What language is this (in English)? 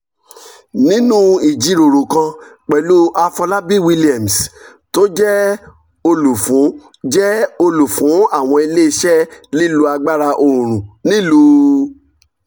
Yoruba